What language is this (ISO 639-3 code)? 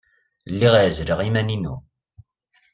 kab